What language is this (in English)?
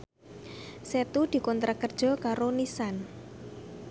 Javanese